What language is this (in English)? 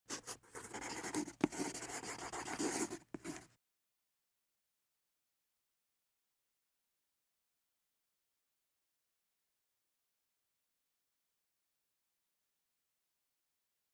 Russian